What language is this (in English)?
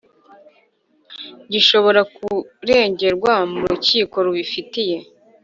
Kinyarwanda